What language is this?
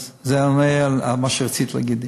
Hebrew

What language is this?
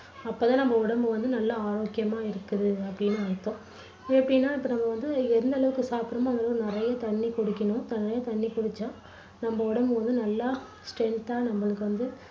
Tamil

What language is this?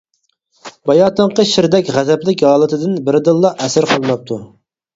Uyghur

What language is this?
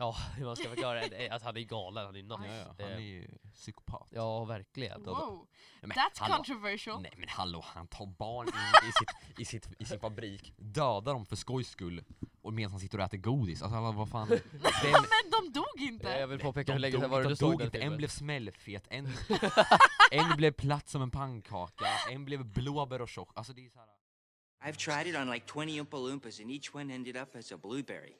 Swedish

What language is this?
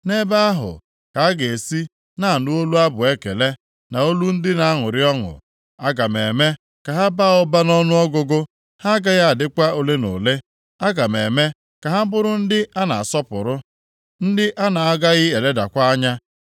Igbo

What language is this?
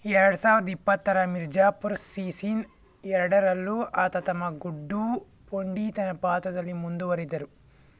Kannada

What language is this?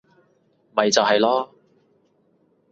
Cantonese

